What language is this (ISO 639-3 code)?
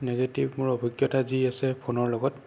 asm